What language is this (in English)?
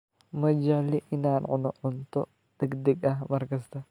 Somali